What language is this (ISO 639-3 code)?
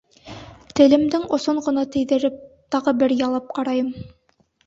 bak